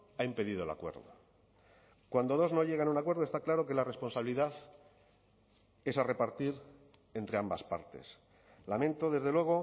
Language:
Spanish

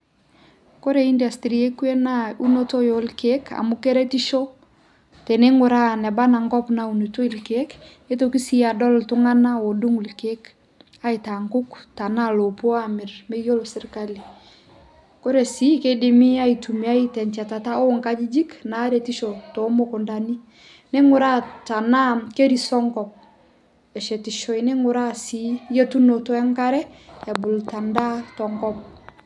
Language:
Masai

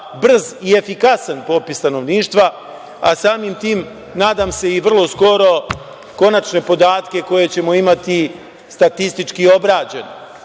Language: Serbian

